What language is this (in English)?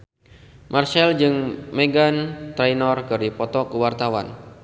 Sundanese